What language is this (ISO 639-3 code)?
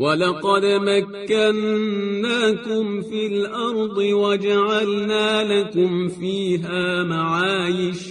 fas